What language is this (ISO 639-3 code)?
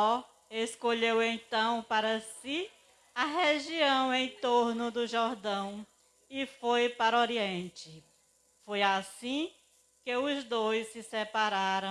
por